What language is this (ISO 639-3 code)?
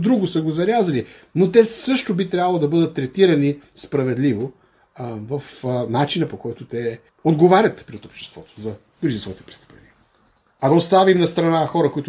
bul